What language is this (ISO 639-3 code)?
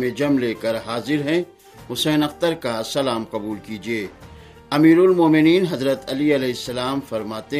urd